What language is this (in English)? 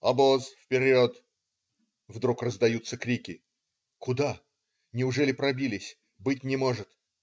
Russian